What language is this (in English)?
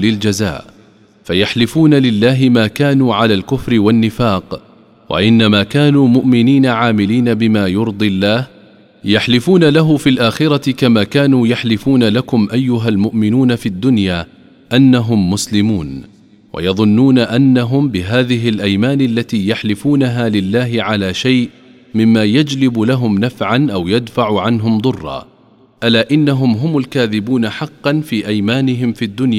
Arabic